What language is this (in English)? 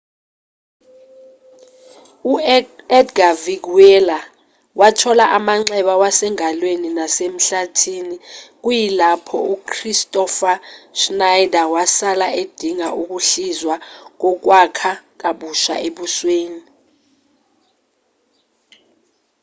Zulu